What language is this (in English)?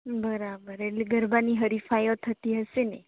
Gujarati